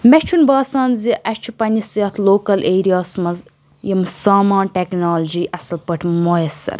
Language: Kashmiri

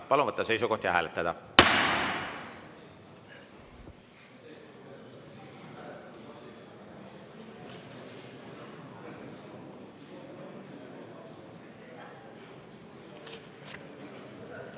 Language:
Estonian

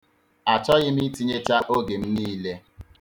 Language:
Igbo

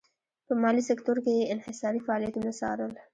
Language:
Pashto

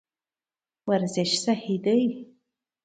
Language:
Pashto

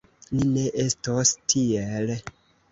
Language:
Esperanto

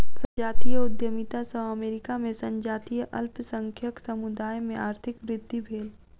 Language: Maithili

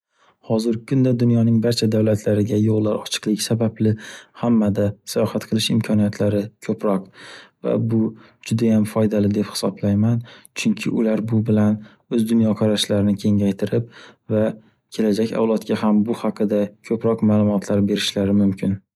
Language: Uzbek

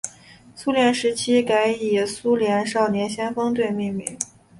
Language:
Chinese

